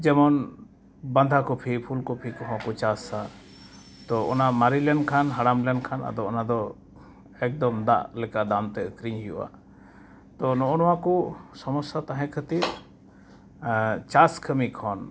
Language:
Santali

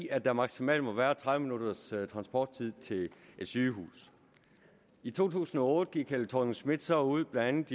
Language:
Danish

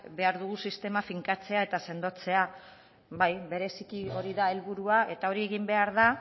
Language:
Basque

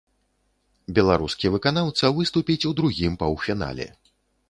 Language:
Belarusian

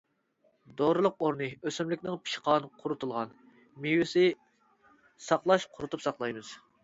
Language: Uyghur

